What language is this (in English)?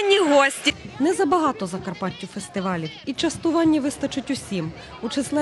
Ukrainian